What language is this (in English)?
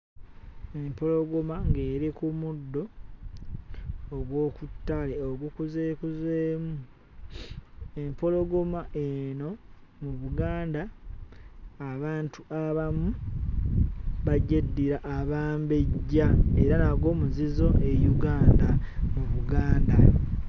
Ganda